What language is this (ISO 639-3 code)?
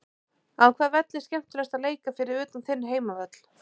isl